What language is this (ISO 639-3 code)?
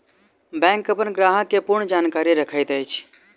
mai